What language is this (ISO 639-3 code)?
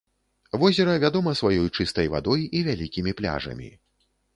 bel